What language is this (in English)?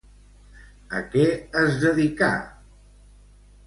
Catalan